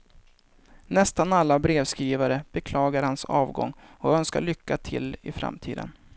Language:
Swedish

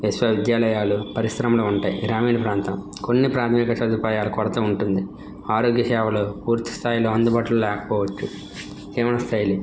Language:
Telugu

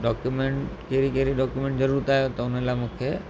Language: Sindhi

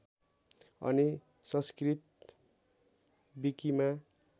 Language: Nepali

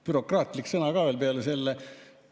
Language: Estonian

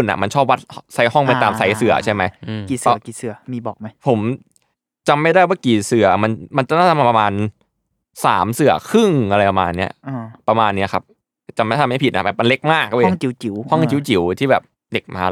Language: Thai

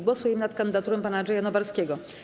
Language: Polish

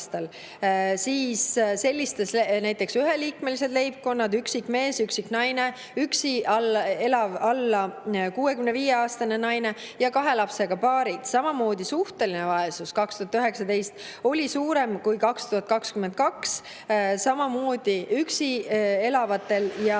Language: Estonian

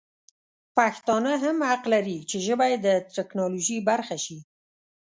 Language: Pashto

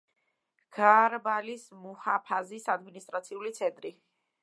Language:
Georgian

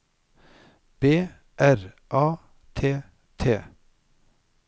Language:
Norwegian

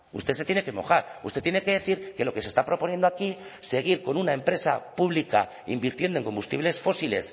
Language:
Spanish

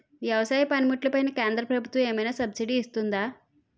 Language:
Telugu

